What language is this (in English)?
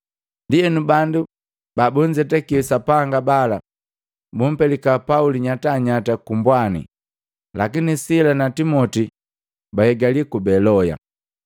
Matengo